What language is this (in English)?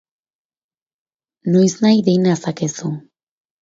Basque